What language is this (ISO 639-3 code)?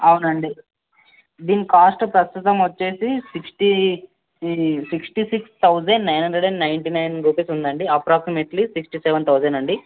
tel